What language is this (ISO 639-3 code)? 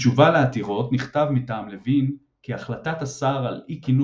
heb